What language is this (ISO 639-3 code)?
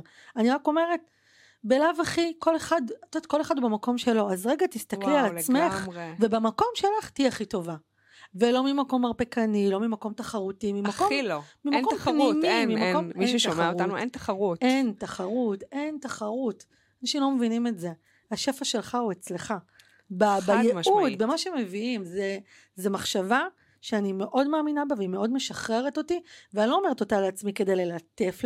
heb